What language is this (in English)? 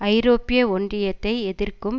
Tamil